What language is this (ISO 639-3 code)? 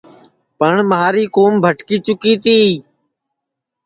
ssi